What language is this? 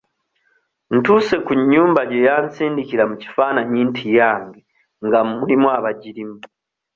Ganda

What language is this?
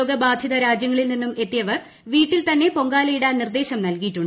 Malayalam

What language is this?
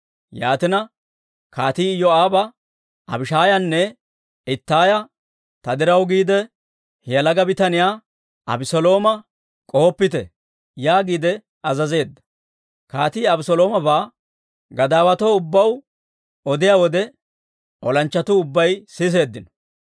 Dawro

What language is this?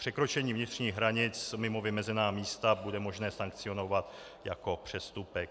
Czech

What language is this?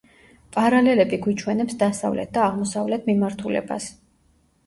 Georgian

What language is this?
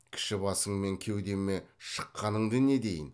Kazakh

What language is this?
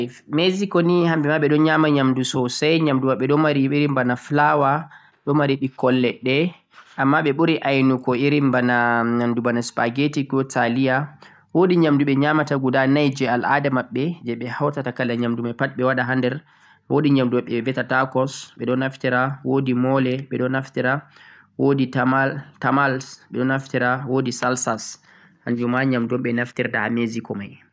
Central-Eastern Niger Fulfulde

